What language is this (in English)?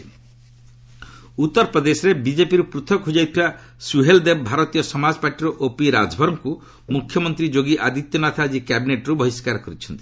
Odia